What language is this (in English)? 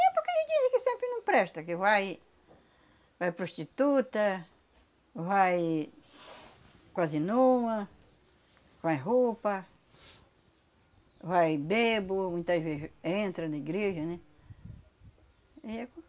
Portuguese